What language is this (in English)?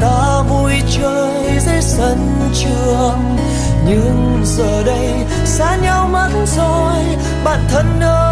Vietnamese